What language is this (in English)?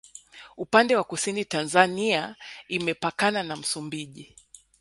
Swahili